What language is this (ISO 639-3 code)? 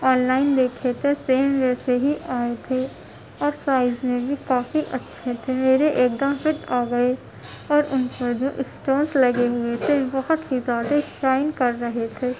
urd